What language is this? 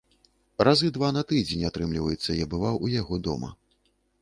Belarusian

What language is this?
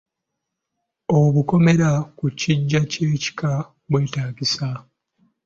Ganda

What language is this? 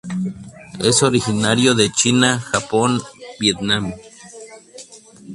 Spanish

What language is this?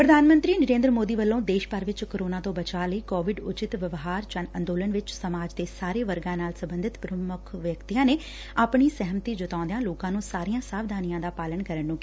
Punjabi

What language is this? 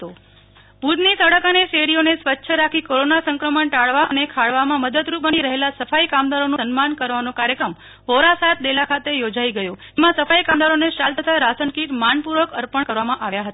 Gujarati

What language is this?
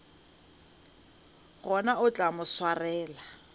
Northern Sotho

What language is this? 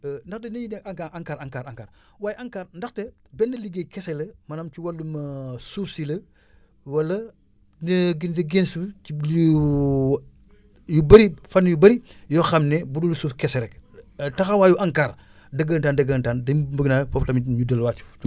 Wolof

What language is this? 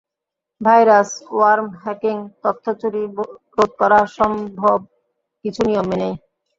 Bangla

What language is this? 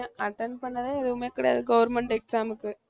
Tamil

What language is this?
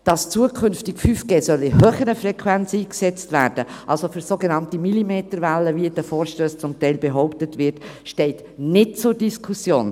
Swiss German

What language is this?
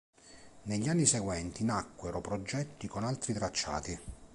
Italian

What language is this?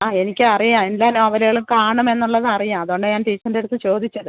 Malayalam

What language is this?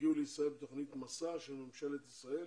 Hebrew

